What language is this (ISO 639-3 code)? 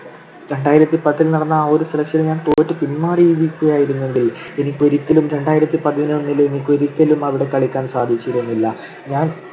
mal